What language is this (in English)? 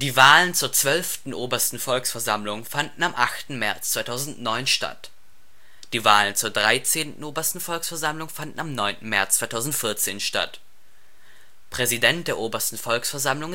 German